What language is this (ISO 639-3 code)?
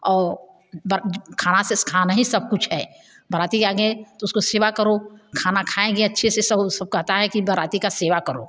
hin